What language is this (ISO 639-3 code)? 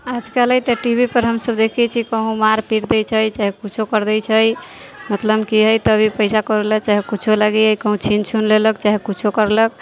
mai